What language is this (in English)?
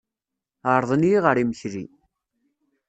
Kabyle